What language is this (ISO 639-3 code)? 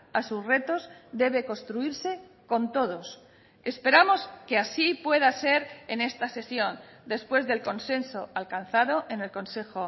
spa